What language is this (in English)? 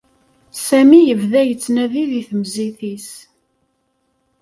Kabyle